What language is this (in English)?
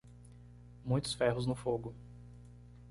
Portuguese